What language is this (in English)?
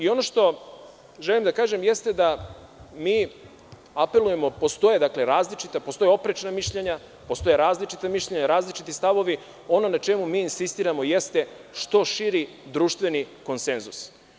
Serbian